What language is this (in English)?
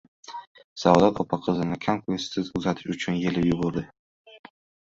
Uzbek